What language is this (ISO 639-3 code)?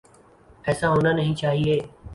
urd